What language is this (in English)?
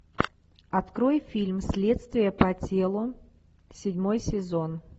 Russian